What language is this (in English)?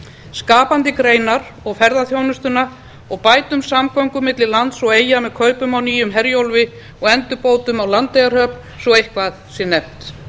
Icelandic